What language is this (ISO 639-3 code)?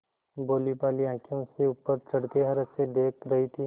hin